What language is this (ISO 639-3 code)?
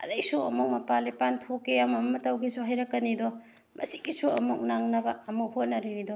mni